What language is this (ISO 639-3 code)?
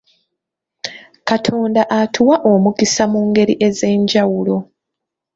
lug